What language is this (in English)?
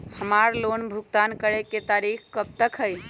Magahi